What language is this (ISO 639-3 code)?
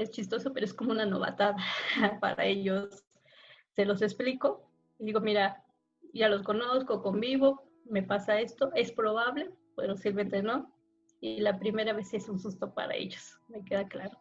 spa